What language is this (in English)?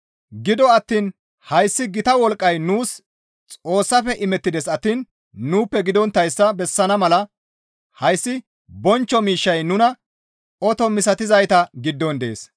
Gamo